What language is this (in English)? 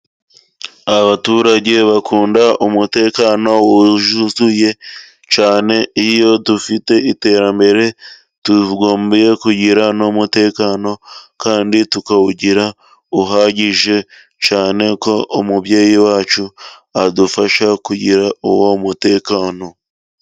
Kinyarwanda